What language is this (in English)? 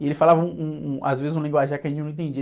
Portuguese